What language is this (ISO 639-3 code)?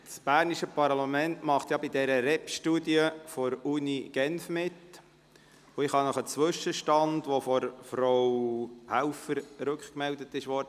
gsw